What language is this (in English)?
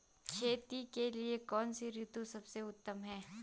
Hindi